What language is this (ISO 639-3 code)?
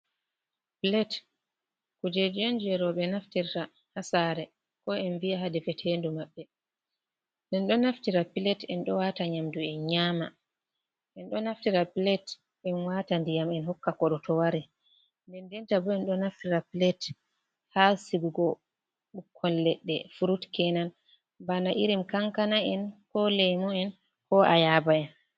ful